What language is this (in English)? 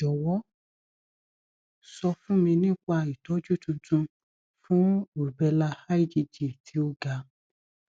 Yoruba